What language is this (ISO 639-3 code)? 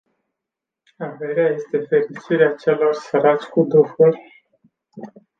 ron